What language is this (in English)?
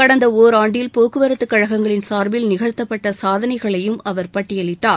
Tamil